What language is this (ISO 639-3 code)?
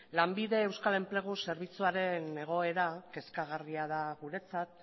eus